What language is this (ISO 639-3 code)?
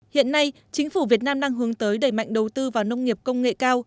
vie